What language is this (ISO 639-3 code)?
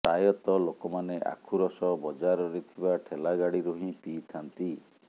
ori